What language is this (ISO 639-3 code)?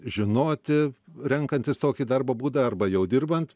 lit